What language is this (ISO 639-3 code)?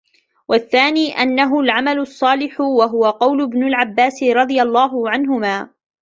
ara